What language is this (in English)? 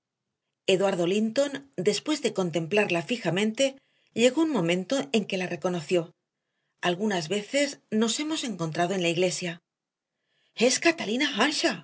Spanish